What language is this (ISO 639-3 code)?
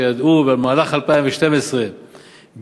heb